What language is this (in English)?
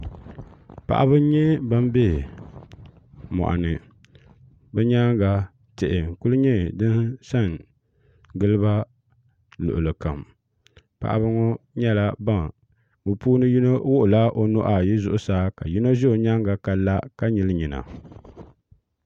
Dagbani